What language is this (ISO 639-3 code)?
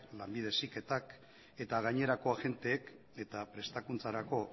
eus